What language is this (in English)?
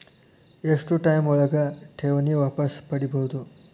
Kannada